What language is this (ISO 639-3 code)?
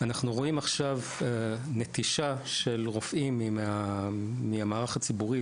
heb